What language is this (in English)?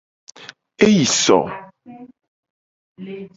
Gen